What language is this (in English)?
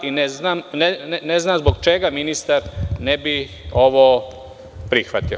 Serbian